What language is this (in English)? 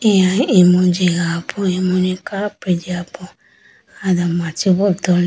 Idu-Mishmi